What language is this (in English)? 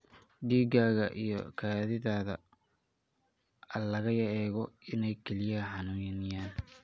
Somali